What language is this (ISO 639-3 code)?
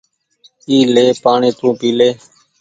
gig